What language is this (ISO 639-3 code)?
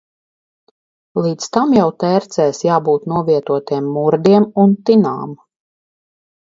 lav